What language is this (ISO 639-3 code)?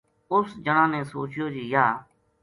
gju